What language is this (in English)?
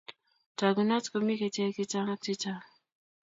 Kalenjin